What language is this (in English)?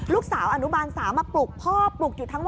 Thai